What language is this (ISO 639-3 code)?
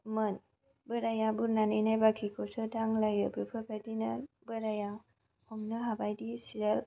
brx